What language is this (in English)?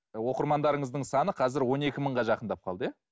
Kazakh